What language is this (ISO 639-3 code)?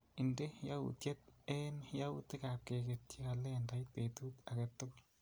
kln